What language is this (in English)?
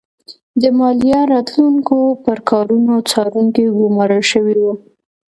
Pashto